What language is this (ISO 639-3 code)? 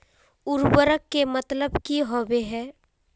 mag